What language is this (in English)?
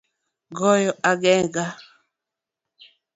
Luo (Kenya and Tanzania)